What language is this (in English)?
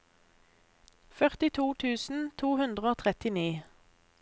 Norwegian